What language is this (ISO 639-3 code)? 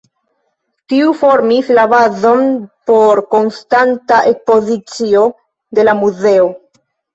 epo